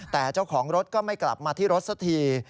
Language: Thai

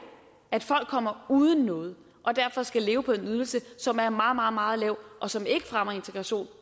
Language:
Danish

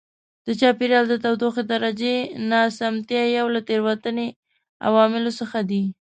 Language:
Pashto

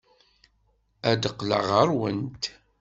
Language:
Kabyle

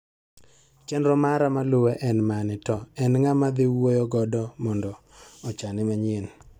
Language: Luo (Kenya and Tanzania)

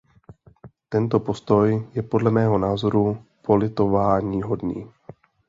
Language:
Czech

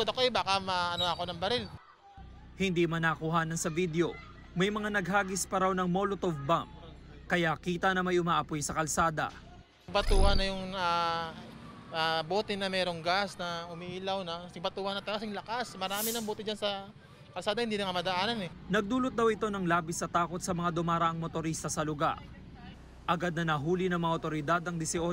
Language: Filipino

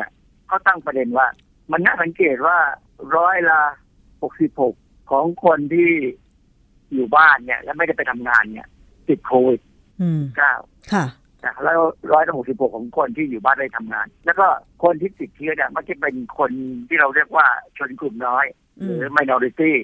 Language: Thai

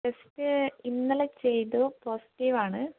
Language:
Malayalam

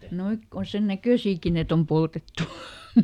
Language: Finnish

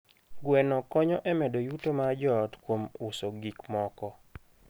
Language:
Luo (Kenya and Tanzania)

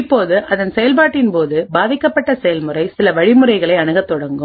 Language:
Tamil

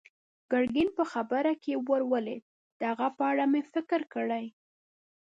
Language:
Pashto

